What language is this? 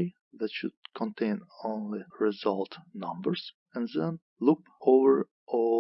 English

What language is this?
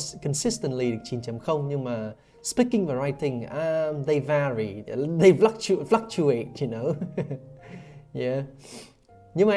Vietnamese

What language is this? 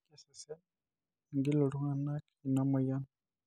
Masai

